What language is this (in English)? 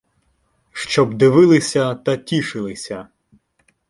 Ukrainian